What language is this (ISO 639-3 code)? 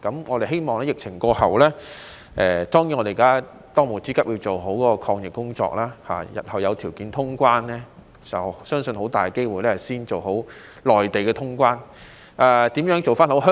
yue